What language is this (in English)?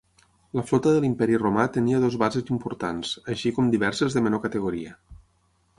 Catalan